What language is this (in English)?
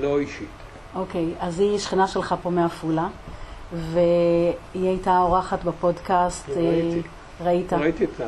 Hebrew